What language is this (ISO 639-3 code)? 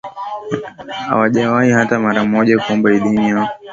swa